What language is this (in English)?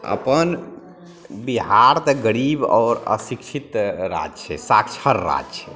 Maithili